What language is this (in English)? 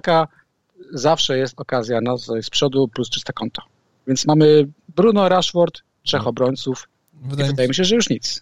Polish